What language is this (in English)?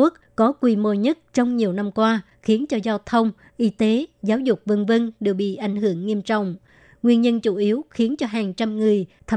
Vietnamese